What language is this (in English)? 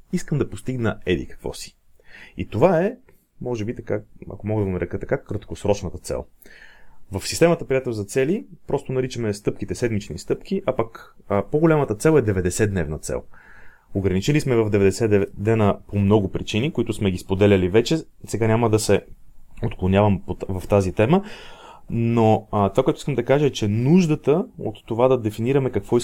Bulgarian